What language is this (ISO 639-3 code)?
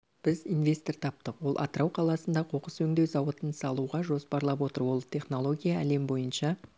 kaz